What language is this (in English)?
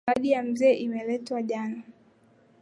Swahili